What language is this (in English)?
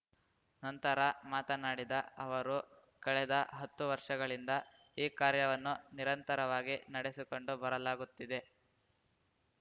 Kannada